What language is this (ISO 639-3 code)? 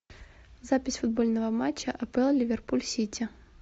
rus